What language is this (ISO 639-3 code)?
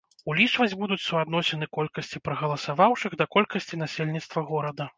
bel